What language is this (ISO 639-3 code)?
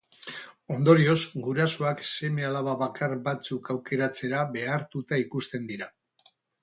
eus